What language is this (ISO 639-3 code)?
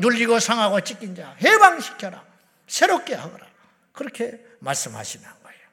kor